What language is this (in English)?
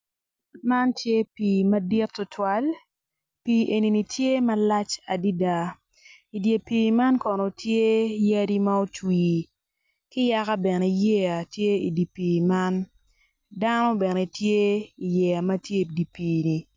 Acoli